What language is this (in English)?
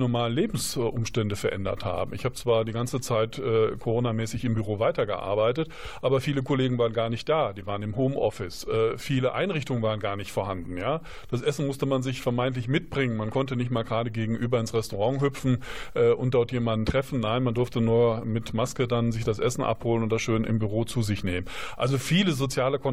German